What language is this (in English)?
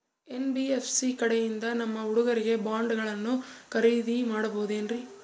Kannada